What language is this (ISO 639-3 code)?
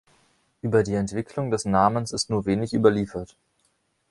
deu